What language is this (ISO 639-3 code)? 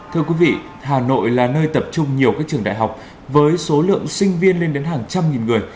vie